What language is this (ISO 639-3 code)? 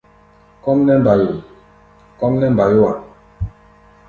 gba